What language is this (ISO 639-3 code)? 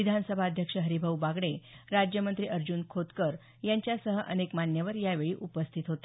mar